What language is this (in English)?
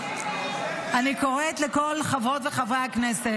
Hebrew